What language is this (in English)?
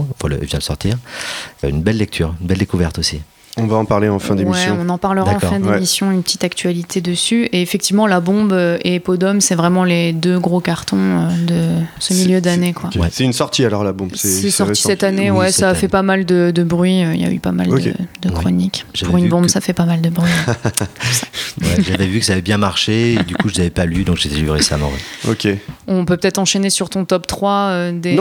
French